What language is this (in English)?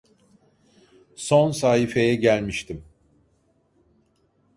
Turkish